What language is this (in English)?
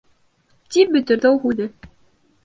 Bashkir